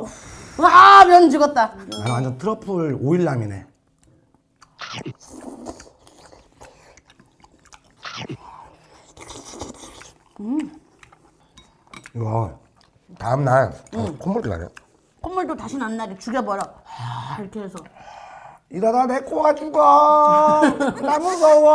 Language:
Korean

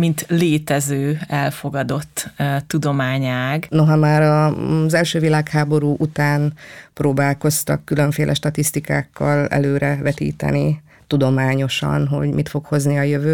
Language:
Hungarian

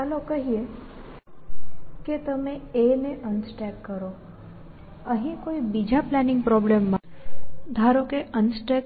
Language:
Gujarati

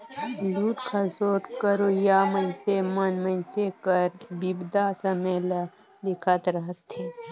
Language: Chhattisgarhi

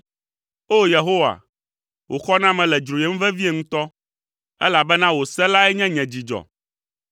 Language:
Ewe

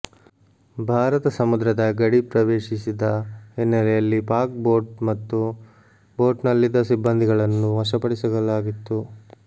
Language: Kannada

